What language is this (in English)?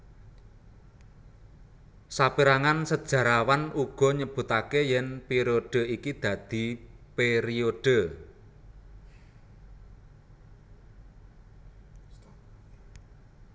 Javanese